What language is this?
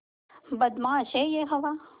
Hindi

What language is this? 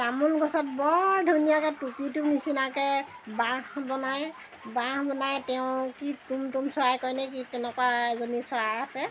Assamese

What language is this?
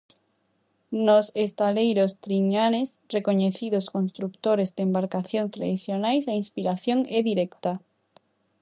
Galician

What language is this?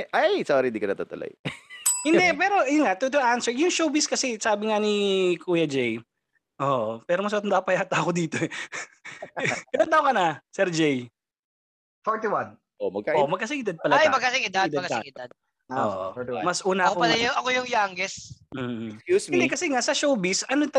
Filipino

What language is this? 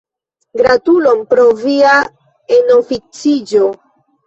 Esperanto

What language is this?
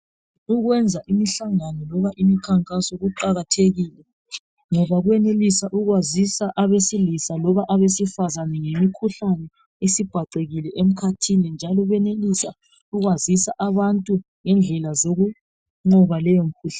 North Ndebele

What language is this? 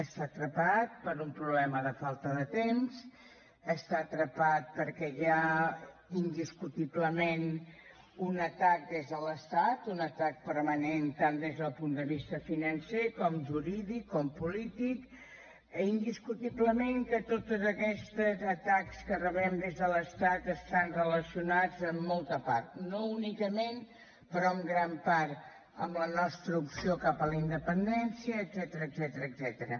Catalan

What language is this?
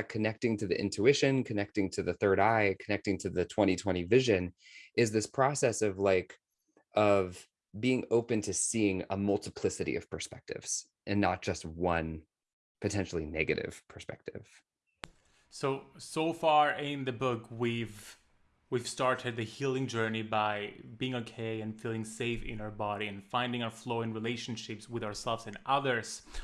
English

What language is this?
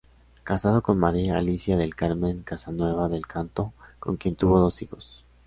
Spanish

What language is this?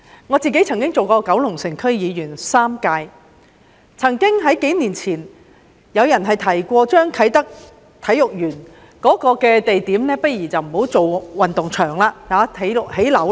Cantonese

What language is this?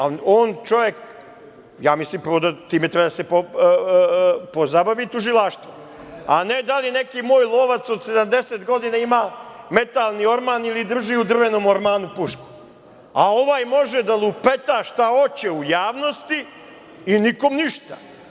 Serbian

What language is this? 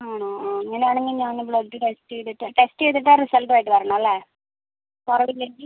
Malayalam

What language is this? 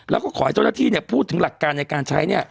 Thai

